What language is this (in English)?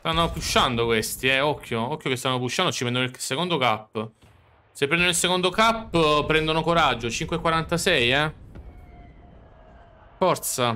Italian